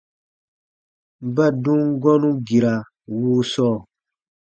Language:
Baatonum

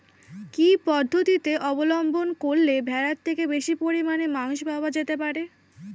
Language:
Bangla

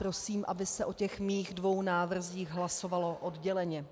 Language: Czech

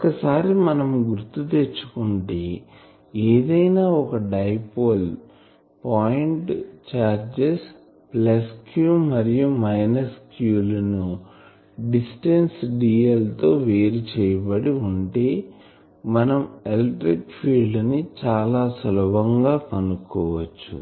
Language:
Telugu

